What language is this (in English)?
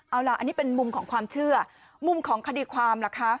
Thai